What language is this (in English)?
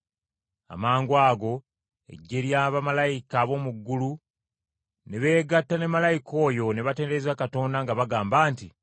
Ganda